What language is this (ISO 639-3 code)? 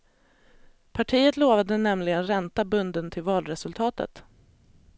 swe